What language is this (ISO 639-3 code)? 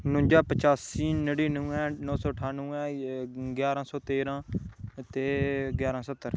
doi